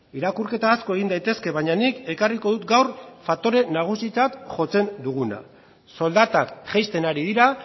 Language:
Basque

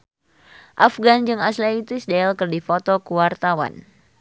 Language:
Sundanese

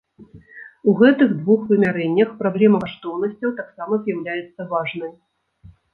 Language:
Belarusian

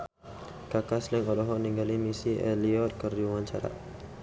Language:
Sundanese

